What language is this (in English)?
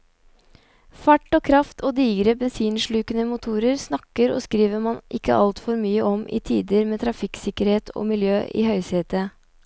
Norwegian